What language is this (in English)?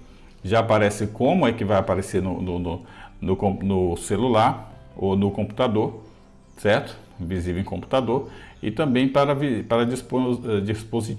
Portuguese